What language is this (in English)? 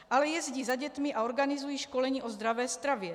Czech